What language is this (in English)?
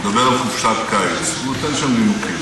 Hebrew